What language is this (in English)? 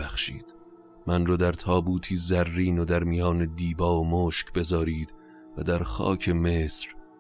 Persian